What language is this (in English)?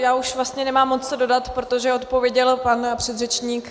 Czech